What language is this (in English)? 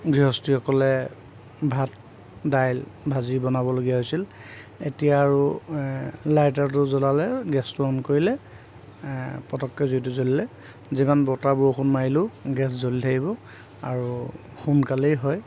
Assamese